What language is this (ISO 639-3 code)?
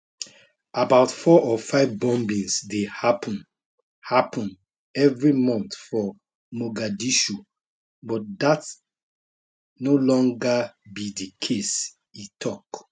pcm